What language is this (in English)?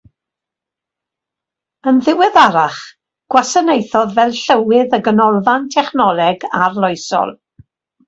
Welsh